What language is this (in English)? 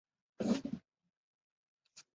Chinese